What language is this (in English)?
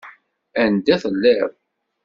Kabyle